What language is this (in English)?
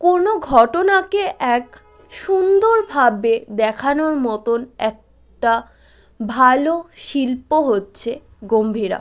Bangla